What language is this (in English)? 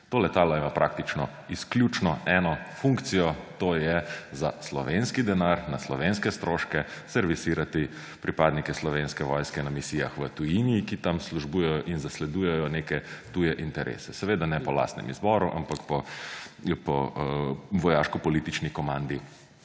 Slovenian